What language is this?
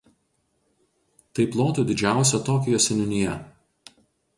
Lithuanian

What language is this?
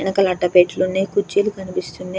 Telugu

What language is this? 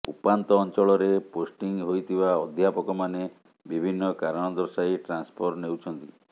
Odia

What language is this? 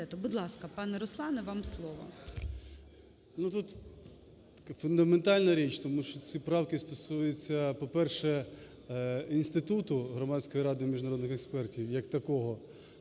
Ukrainian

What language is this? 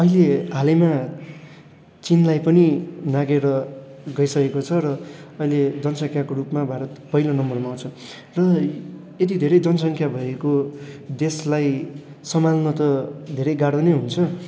Nepali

